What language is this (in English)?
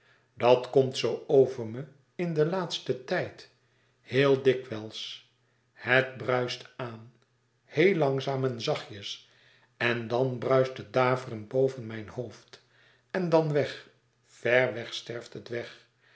Dutch